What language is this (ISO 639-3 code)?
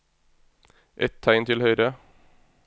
nor